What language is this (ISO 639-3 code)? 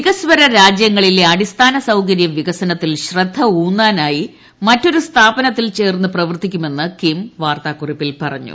mal